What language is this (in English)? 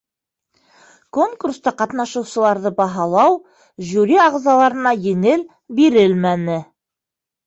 Bashkir